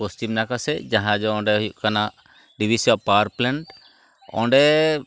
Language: Santali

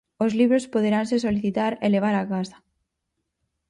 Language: Galician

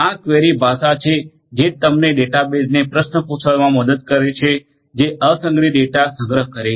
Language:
Gujarati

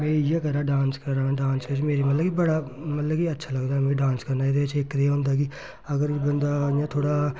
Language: Dogri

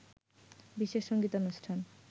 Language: Bangla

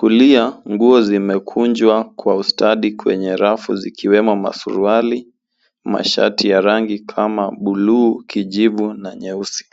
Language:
Swahili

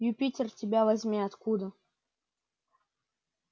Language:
Russian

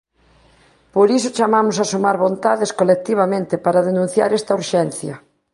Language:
Galician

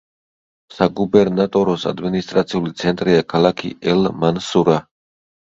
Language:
Georgian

